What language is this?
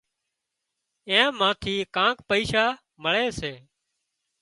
Wadiyara Koli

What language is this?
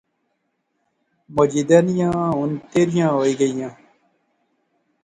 Pahari-Potwari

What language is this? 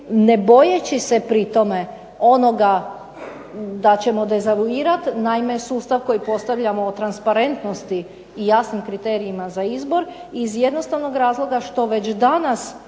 Croatian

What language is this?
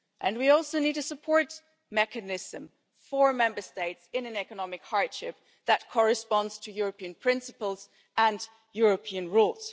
English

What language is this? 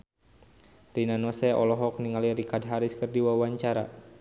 Sundanese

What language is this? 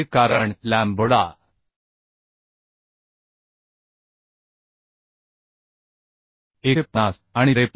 Marathi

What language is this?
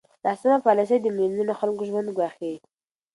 Pashto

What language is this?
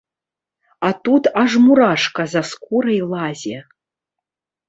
Belarusian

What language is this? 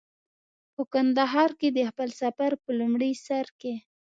Pashto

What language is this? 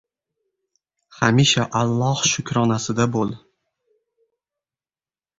Uzbek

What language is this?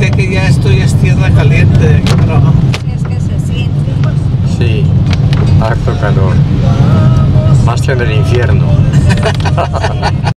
Spanish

